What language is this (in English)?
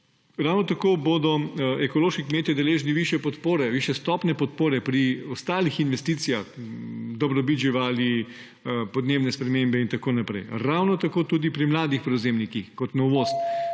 Slovenian